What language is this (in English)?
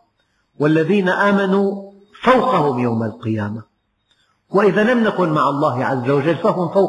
Arabic